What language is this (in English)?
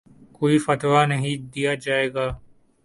Urdu